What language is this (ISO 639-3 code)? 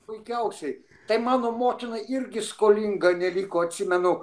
lit